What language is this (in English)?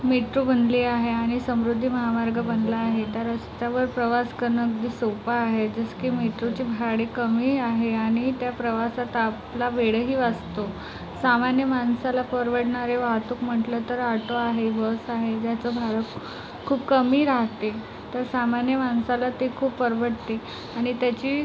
Marathi